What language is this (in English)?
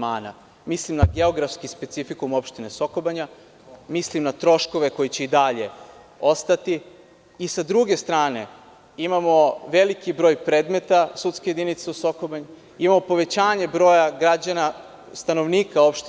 Serbian